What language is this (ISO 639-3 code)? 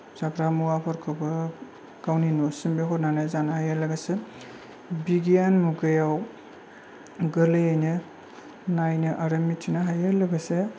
brx